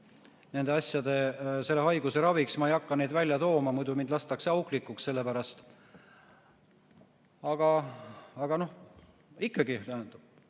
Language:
Estonian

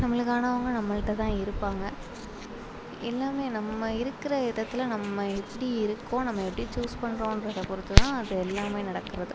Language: Tamil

